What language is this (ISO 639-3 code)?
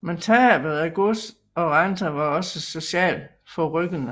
dan